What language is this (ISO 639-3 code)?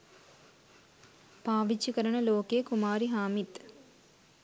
sin